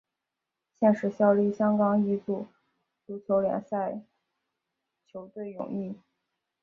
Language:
Chinese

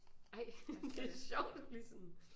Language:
Danish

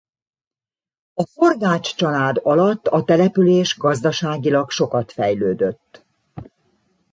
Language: Hungarian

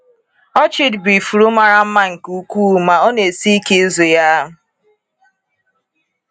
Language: Igbo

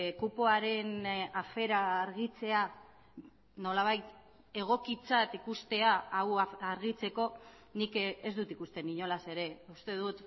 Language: Basque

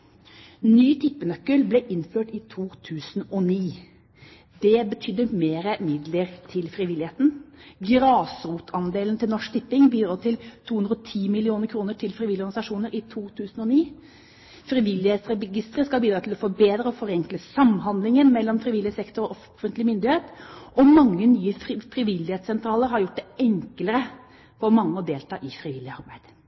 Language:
Norwegian Bokmål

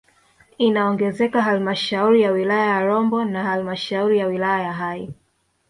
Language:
Swahili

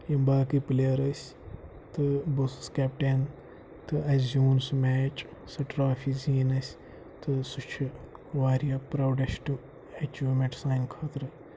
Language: Kashmiri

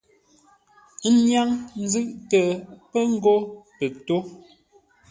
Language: Ngombale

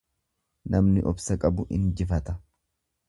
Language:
Oromo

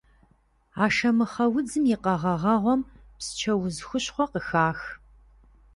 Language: Kabardian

